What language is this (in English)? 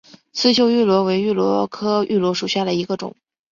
Chinese